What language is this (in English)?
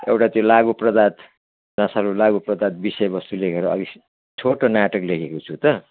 Nepali